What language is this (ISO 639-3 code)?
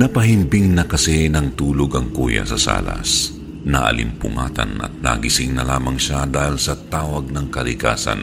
fil